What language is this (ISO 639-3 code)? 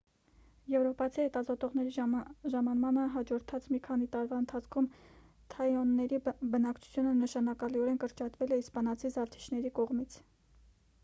hye